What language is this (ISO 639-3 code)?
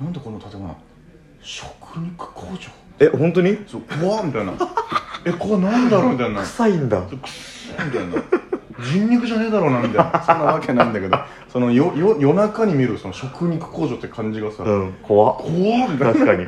jpn